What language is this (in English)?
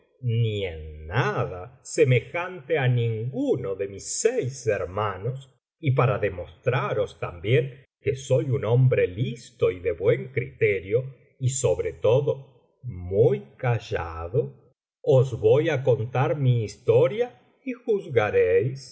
Spanish